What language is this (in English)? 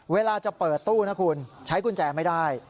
Thai